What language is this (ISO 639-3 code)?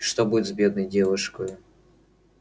rus